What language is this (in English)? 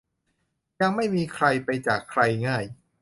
Thai